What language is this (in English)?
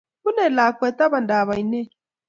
Kalenjin